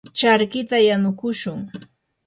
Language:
Yanahuanca Pasco Quechua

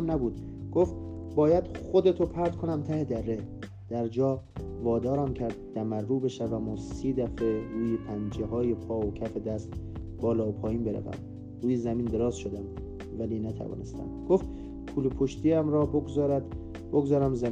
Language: Persian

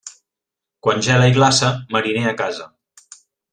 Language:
Catalan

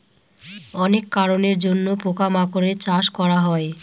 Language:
Bangla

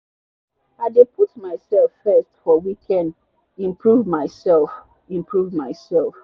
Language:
Nigerian Pidgin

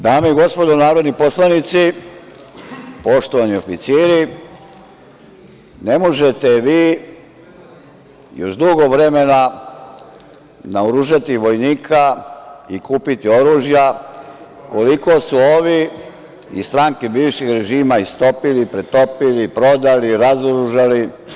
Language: Serbian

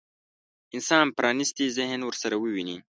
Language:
Pashto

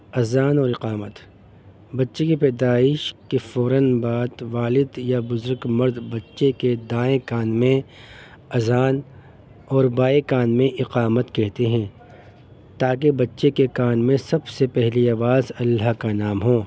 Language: Urdu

